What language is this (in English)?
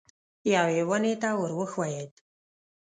Pashto